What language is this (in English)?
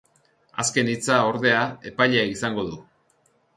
Basque